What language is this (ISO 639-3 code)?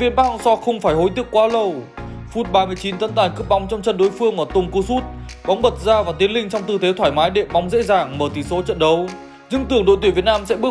vie